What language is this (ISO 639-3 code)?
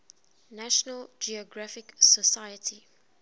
eng